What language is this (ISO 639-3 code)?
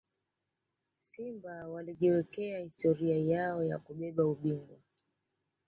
swa